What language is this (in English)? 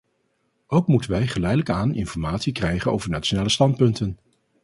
Dutch